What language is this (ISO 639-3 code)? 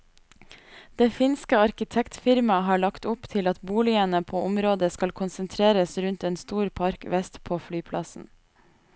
nor